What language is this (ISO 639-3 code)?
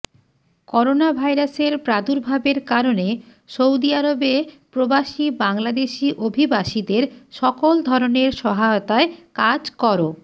ben